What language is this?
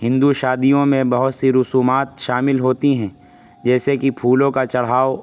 Urdu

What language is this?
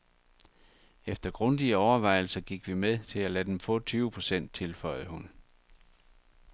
Danish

